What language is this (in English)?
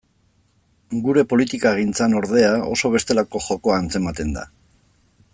Basque